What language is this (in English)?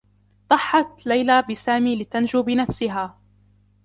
Arabic